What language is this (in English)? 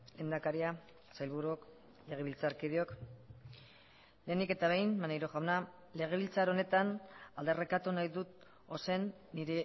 Basque